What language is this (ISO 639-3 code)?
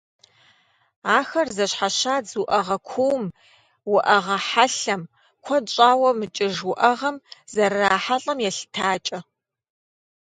kbd